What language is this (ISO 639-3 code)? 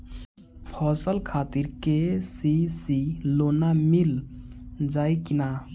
bho